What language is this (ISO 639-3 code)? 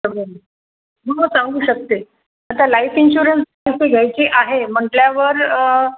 mar